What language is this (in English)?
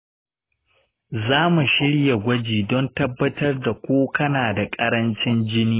Hausa